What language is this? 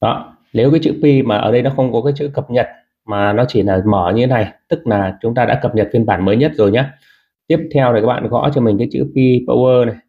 Vietnamese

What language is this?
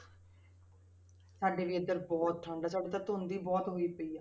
Punjabi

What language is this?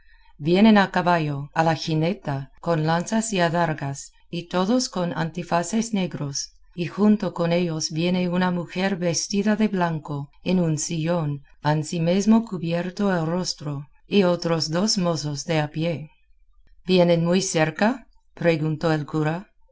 Spanish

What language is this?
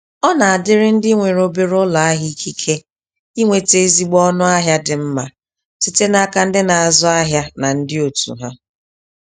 Igbo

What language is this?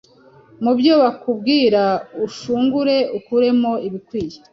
Kinyarwanda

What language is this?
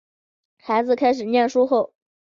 Chinese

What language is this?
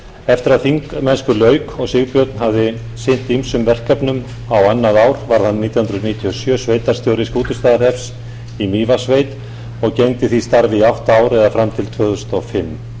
Icelandic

